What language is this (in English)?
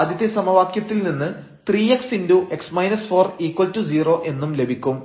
Malayalam